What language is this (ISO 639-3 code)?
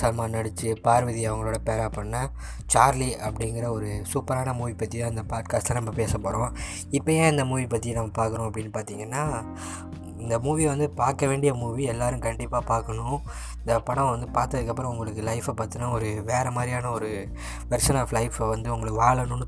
tam